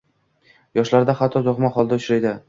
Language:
Uzbek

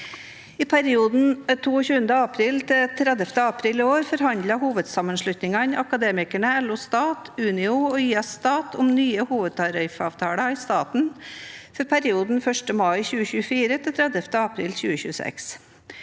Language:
Norwegian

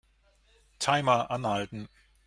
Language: German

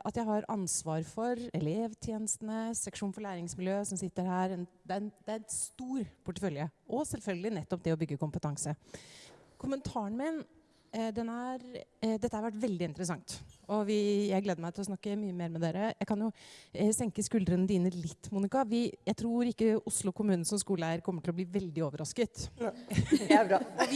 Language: Norwegian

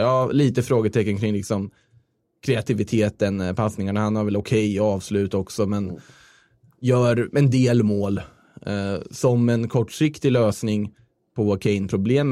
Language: Swedish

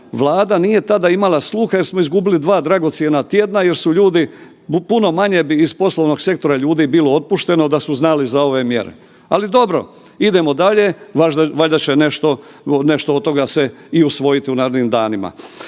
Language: Croatian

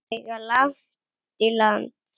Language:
Icelandic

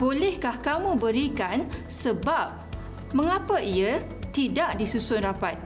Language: Malay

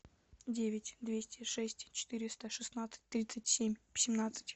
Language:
Russian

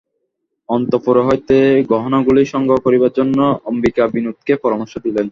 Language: Bangla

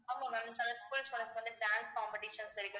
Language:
Tamil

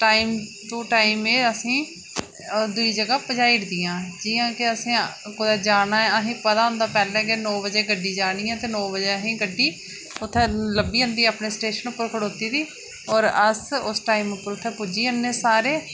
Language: Dogri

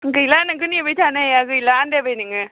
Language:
Bodo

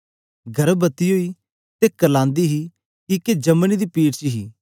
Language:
Dogri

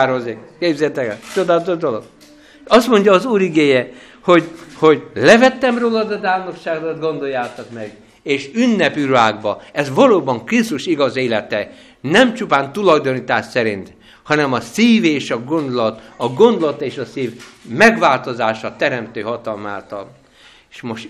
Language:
Hungarian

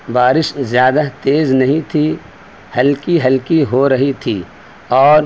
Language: Urdu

